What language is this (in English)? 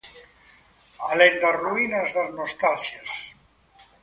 Galician